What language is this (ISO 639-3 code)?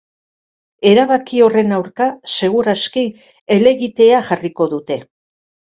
eus